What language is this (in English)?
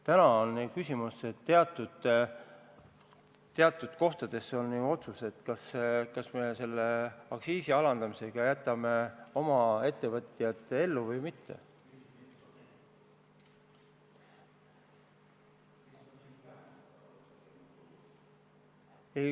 Estonian